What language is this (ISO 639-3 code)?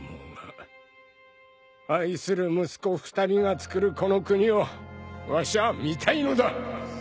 jpn